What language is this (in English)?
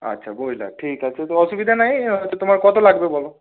Bangla